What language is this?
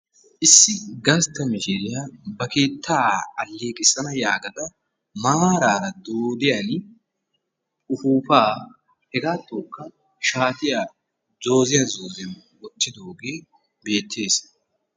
Wolaytta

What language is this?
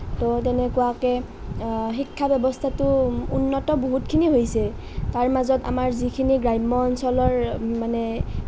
Assamese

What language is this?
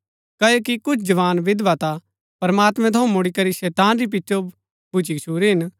Gaddi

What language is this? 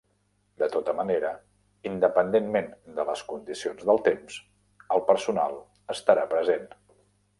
Catalan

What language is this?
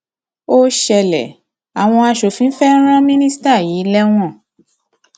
Yoruba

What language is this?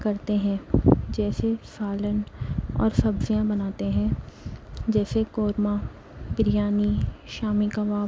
Urdu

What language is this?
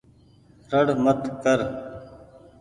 Goaria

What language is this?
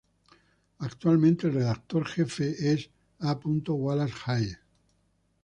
Spanish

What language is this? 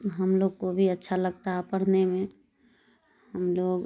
Urdu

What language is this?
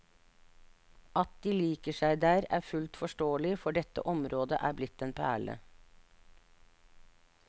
Norwegian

